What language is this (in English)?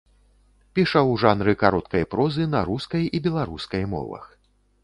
Belarusian